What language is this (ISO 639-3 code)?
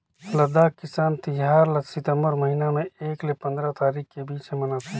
hne